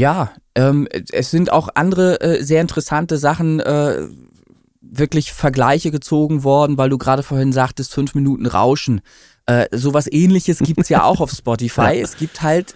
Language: German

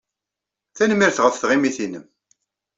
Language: Kabyle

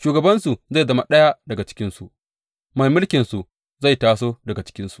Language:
Hausa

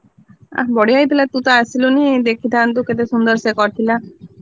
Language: Odia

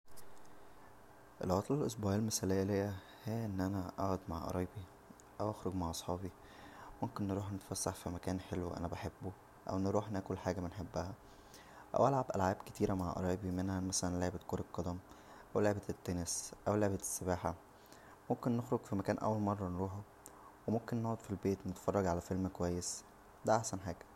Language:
Egyptian Arabic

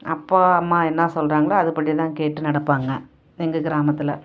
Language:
Tamil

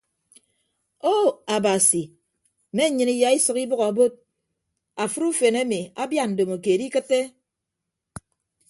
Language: Ibibio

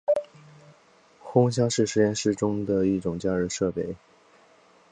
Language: Chinese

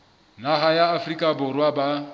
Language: Southern Sotho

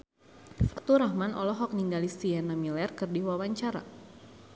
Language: Sundanese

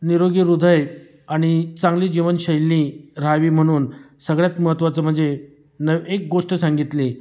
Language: Marathi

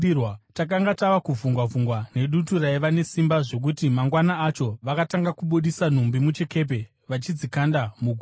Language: Shona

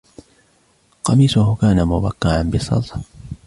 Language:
Arabic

